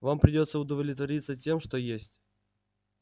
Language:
Russian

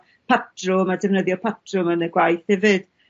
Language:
Welsh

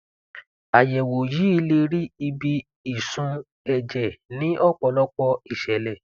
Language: Yoruba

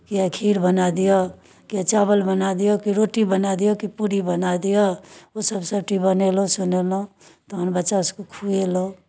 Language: Maithili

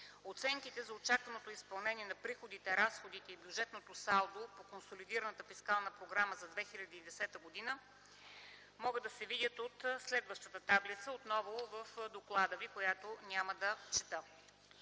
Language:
Bulgarian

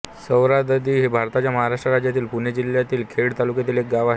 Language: Marathi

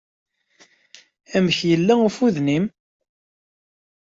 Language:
Kabyle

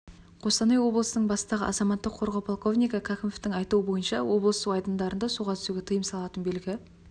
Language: Kazakh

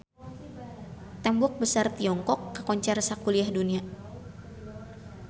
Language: Sundanese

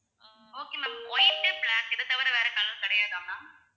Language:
Tamil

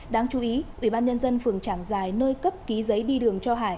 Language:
Vietnamese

